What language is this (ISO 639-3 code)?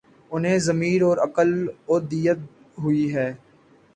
urd